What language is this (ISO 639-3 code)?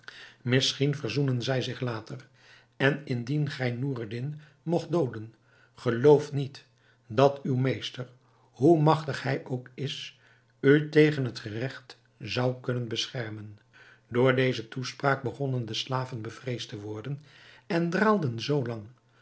nld